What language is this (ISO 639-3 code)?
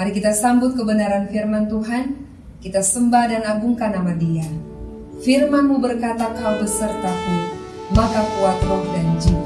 ind